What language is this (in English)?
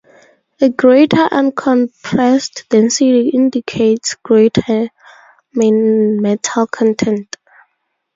English